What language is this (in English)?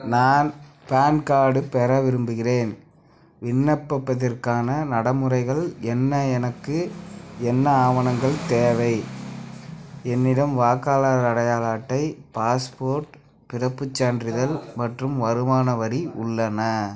Tamil